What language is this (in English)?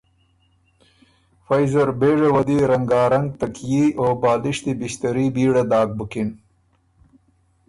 Ormuri